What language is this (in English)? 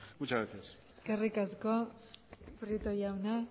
Basque